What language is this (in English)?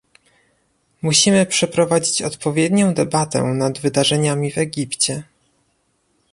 Polish